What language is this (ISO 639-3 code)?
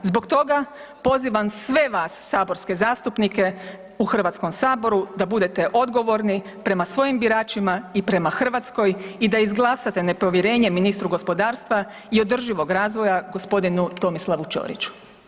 hrv